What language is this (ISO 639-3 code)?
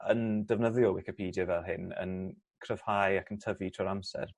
cym